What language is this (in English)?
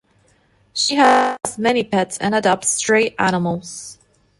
English